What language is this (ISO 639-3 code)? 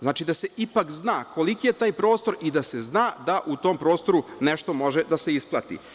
srp